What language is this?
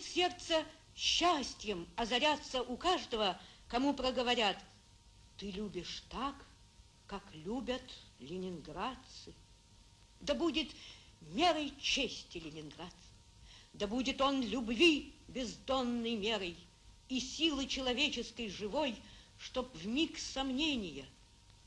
Russian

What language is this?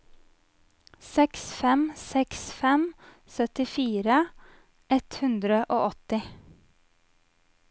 Norwegian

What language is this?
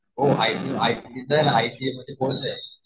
Marathi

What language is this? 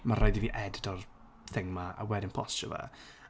Welsh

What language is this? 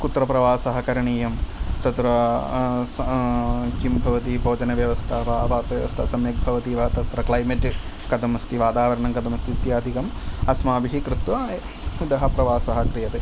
Sanskrit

